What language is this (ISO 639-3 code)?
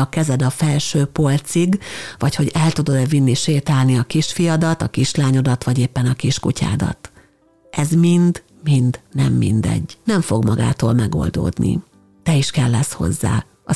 hun